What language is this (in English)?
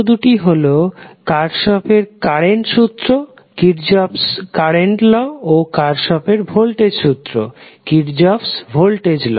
Bangla